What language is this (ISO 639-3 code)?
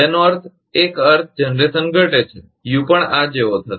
guj